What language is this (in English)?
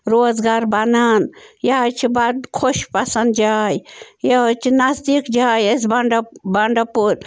Kashmiri